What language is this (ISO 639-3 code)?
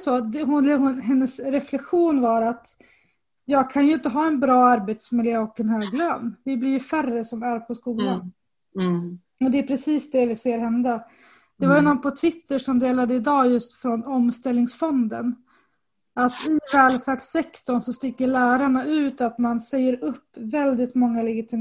swe